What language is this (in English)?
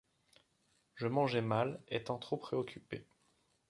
French